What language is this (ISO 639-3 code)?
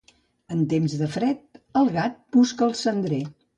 cat